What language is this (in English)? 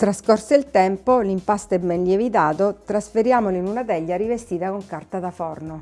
Italian